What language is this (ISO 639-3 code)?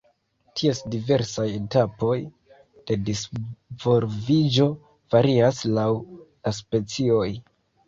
epo